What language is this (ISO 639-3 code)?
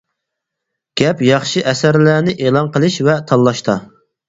uig